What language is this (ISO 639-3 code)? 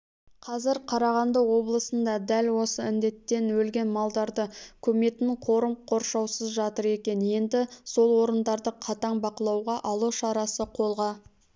kaz